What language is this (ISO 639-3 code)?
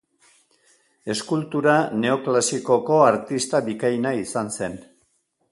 eus